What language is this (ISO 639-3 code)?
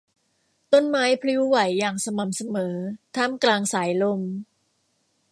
tha